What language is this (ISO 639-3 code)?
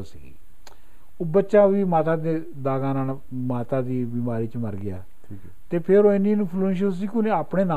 pan